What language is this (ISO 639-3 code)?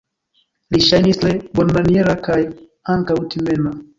epo